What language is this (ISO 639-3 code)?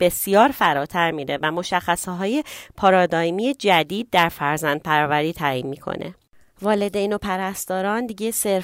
fas